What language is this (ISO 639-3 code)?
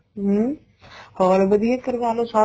pan